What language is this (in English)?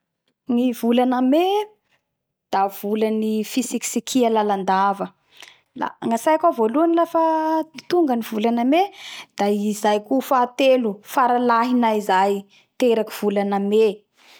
Bara Malagasy